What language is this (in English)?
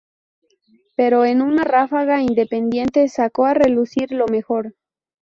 Spanish